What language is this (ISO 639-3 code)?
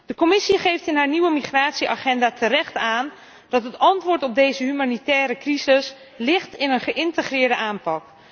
nld